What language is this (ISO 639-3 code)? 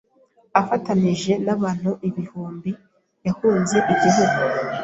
kin